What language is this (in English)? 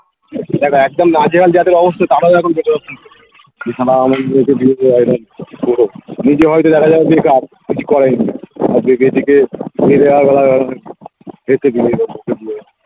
Bangla